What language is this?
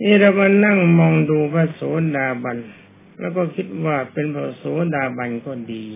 Thai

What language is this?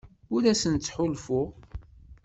Kabyle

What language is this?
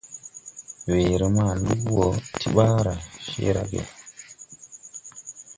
Tupuri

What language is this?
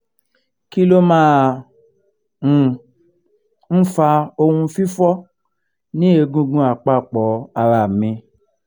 Yoruba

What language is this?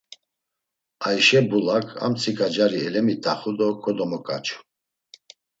Laz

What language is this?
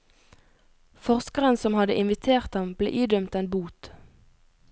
Norwegian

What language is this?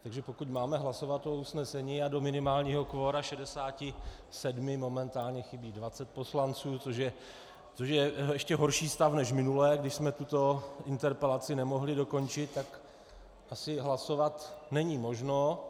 Czech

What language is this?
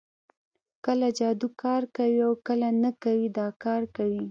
Pashto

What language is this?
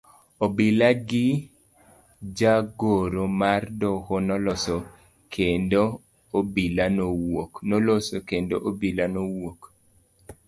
Luo (Kenya and Tanzania)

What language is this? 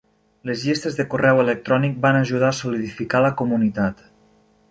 Catalan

